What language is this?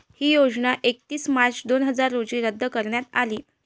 Marathi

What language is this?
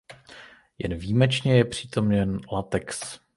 Czech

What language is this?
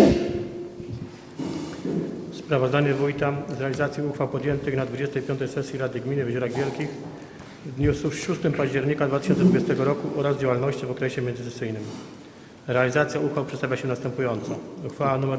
Polish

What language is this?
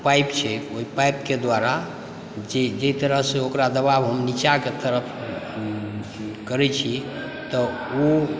Maithili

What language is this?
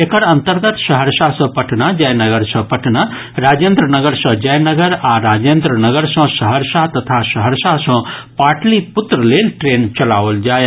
Maithili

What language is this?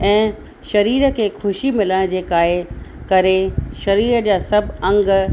Sindhi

